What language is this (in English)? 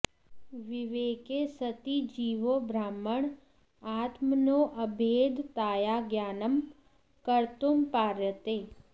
Sanskrit